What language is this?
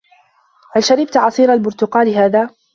Arabic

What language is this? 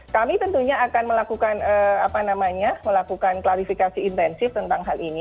Indonesian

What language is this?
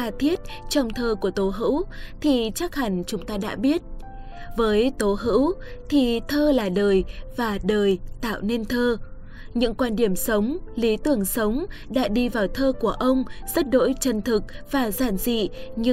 Vietnamese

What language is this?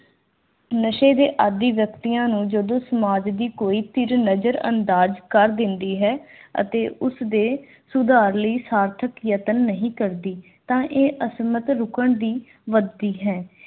Punjabi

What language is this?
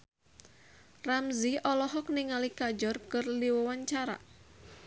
Sundanese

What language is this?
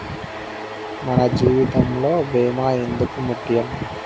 Telugu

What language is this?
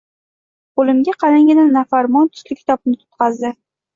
Uzbek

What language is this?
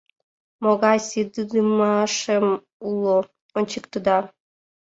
Mari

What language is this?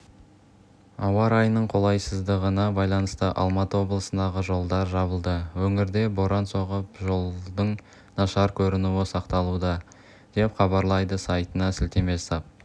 Kazakh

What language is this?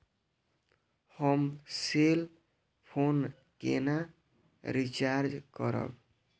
Maithili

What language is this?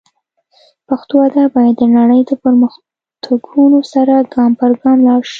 Pashto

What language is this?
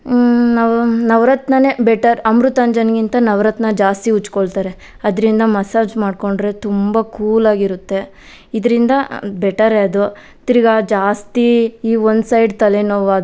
Kannada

